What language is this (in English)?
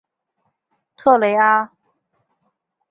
Chinese